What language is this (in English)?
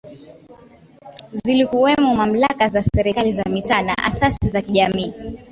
Swahili